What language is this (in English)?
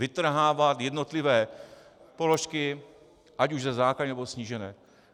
Czech